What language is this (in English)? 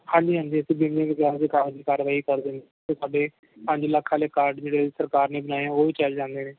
Punjabi